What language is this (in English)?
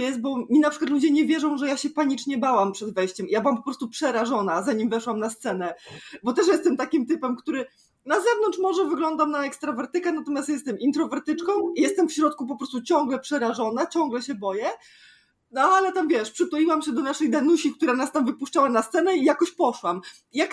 Polish